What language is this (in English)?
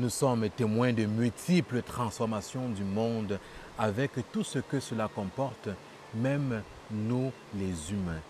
French